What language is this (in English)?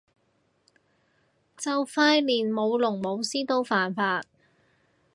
Cantonese